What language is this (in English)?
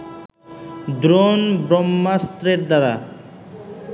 Bangla